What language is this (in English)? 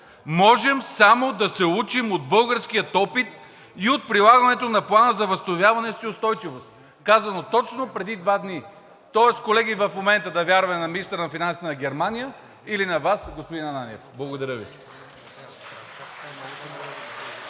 Bulgarian